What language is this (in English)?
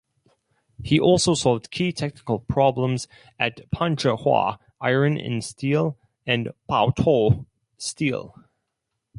English